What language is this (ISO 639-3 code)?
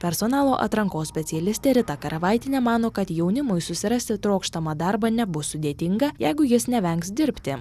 lit